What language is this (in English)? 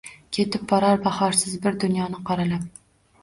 Uzbek